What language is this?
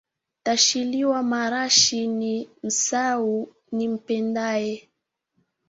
Swahili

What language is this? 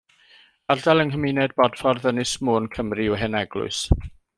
Welsh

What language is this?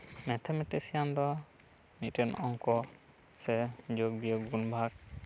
Santali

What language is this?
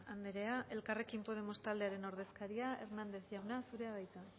Basque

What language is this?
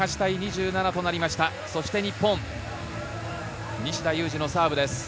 Japanese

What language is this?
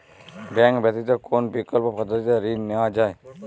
Bangla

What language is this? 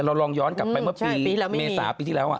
Thai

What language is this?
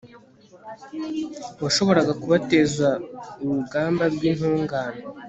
Kinyarwanda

